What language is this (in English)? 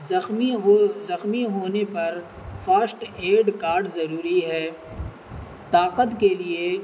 Urdu